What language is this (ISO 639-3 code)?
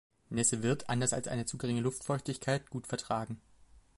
deu